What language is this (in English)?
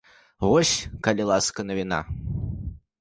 Belarusian